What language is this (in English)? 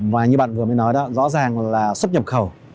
Vietnamese